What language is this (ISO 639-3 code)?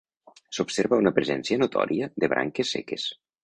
cat